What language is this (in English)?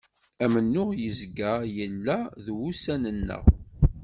Kabyle